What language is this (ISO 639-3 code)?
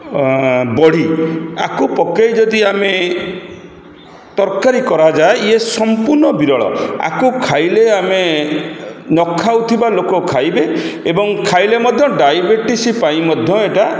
ori